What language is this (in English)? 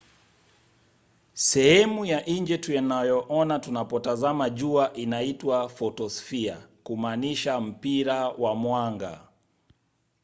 Swahili